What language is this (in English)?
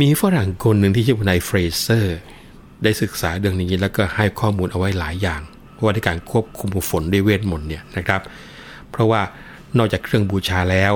Thai